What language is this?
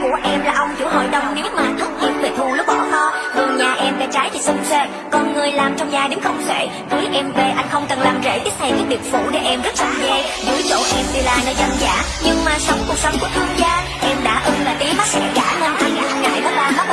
Vietnamese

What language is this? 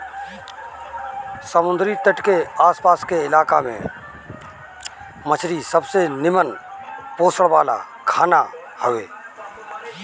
Bhojpuri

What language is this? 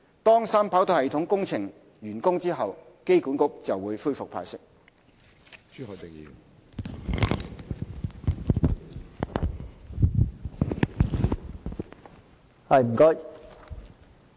Cantonese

